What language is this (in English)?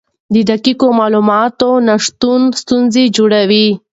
Pashto